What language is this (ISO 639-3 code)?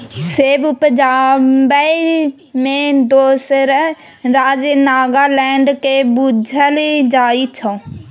mai